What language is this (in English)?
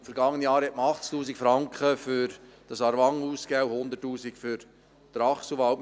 Swiss German